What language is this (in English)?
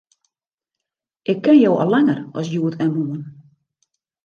Western Frisian